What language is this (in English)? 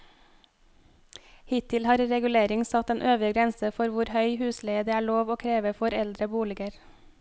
Norwegian